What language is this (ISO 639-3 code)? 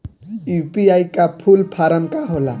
bho